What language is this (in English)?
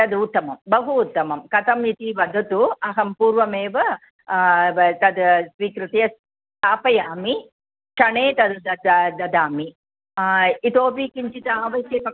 Sanskrit